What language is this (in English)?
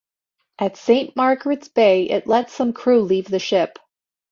English